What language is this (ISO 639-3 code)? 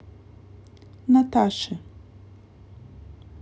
rus